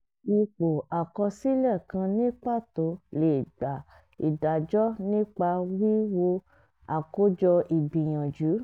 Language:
Yoruba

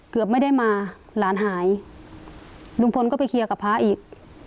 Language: Thai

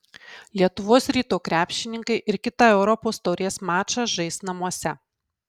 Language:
Lithuanian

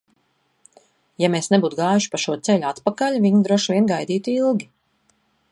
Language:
Latvian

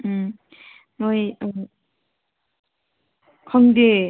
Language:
Manipuri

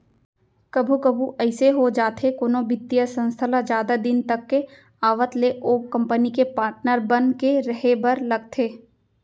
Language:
Chhattisgarhi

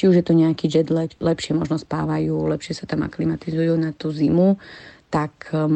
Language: Slovak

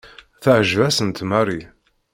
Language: Kabyle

